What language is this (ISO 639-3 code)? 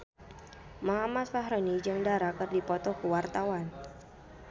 sun